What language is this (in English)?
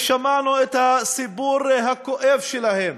Hebrew